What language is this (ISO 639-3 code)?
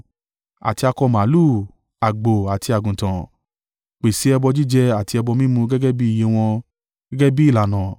yor